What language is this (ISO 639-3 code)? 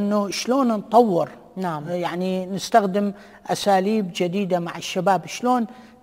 ara